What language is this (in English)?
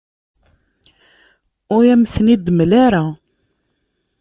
Kabyle